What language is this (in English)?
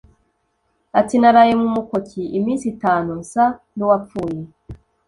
Kinyarwanda